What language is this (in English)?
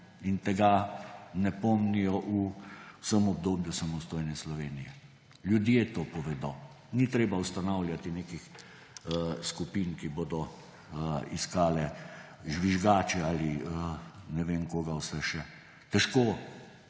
Slovenian